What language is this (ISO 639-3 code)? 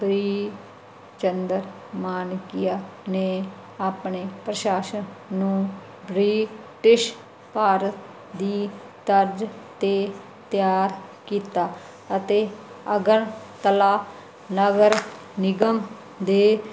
pan